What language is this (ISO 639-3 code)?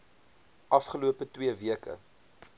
afr